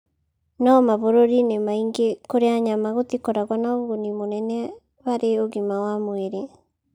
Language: Kikuyu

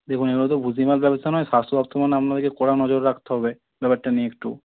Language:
Bangla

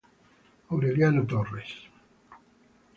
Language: Italian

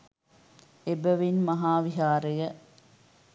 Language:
Sinhala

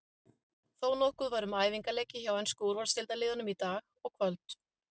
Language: Icelandic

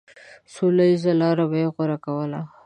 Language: Pashto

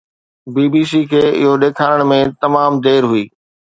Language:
Sindhi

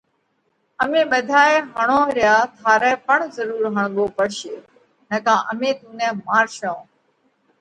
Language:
Parkari Koli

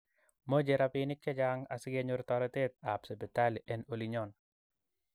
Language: Kalenjin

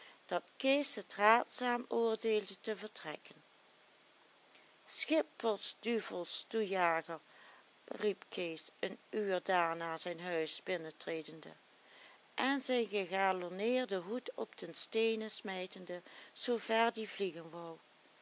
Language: Dutch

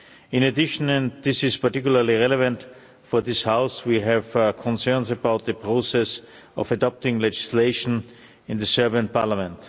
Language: English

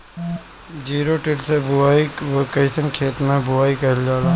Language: Bhojpuri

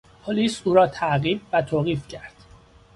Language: Persian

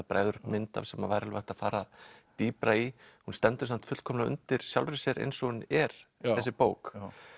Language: Icelandic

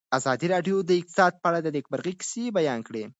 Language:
Pashto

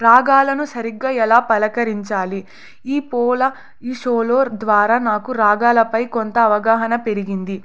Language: Telugu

